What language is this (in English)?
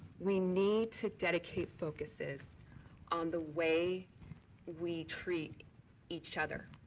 English